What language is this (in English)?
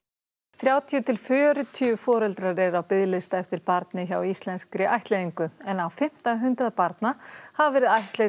Icelandic